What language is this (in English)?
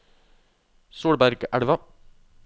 Norwegian